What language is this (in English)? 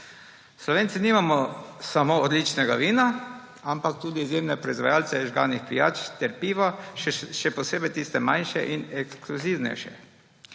Slovenian